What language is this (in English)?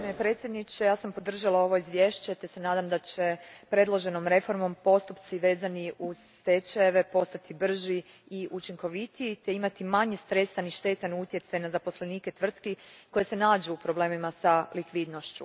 Croatian